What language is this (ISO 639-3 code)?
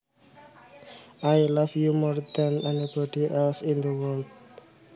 jav